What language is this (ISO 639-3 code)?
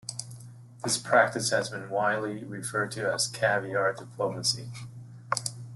eng